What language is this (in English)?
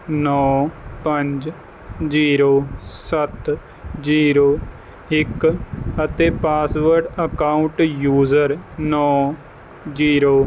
Punjabi